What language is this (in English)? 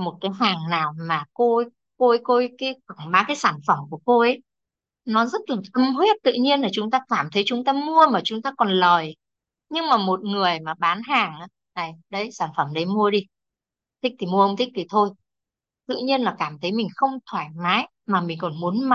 Vietnamese